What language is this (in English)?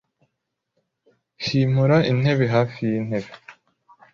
Kinyarwanda